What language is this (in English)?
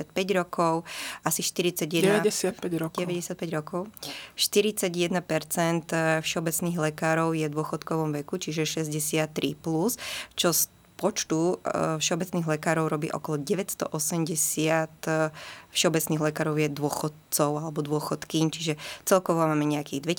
Slovak